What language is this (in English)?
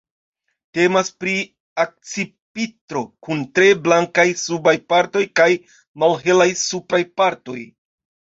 Esperanto